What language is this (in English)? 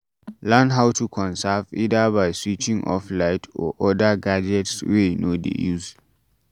Nigerian Pidgin